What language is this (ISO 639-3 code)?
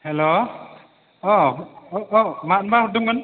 brx